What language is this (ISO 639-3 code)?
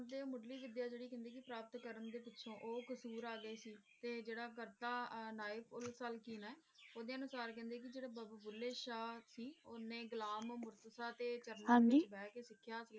pan